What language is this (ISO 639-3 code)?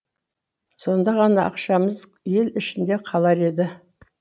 kaz